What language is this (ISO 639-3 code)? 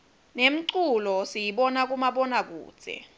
ssw